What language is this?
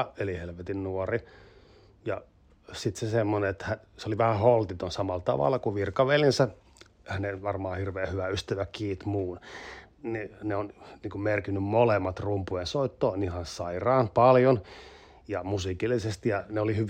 Finnish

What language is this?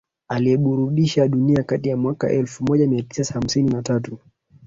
Swahili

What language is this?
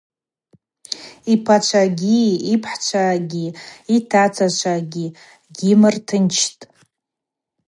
Abaza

